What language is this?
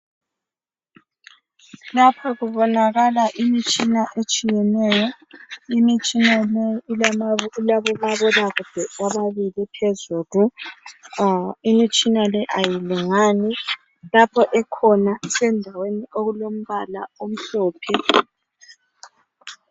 North Ndebele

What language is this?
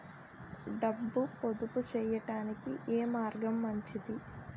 Telugu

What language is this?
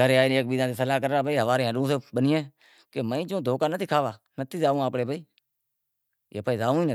Wadiyara Koli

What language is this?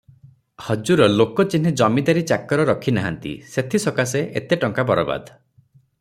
Odia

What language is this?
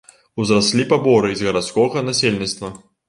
Belarusian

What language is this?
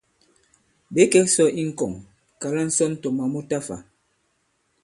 Bankon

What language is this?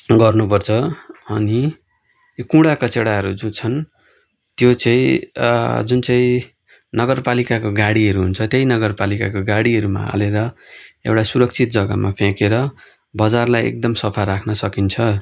Nepali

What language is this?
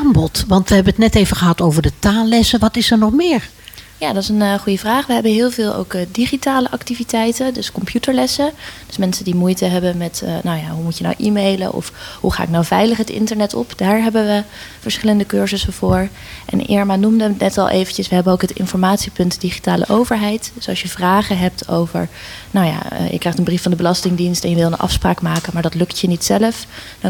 Dutch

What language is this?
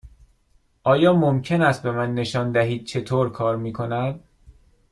Persian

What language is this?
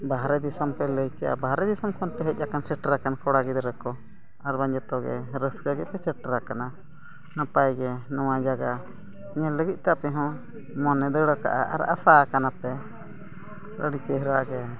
Santali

